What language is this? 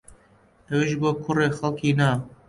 Central Kurdish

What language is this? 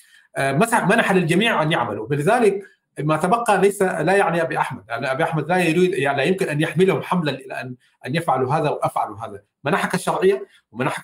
Arabic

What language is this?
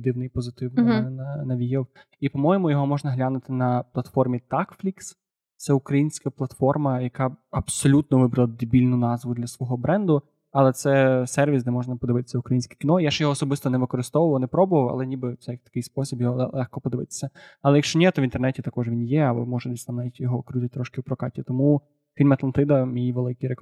Ukrainian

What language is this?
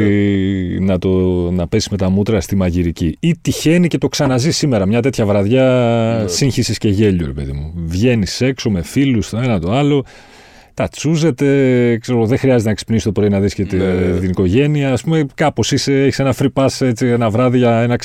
Greek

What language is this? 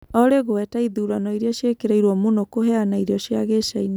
Kikuyu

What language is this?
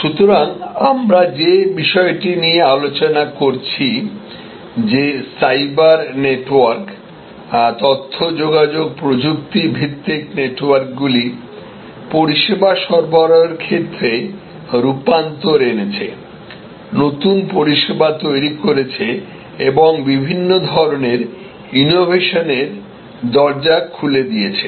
Bangla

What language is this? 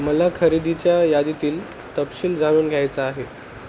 Marathi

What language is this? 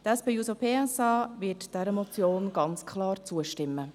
Swiss German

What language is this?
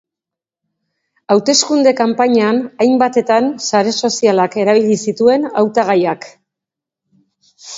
Basque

